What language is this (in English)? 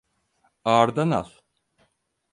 Turkish